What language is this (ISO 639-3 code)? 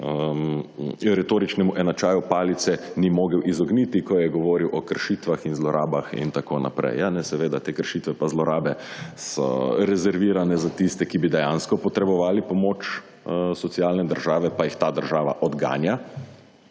slv